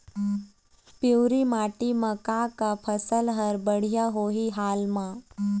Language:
Chhattisgarhi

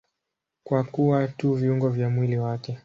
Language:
Swahili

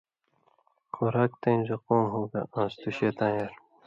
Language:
Indus Kohistani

